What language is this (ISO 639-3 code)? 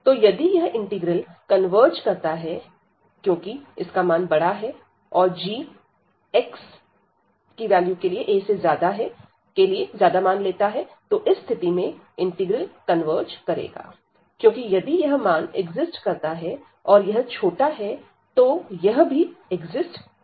hin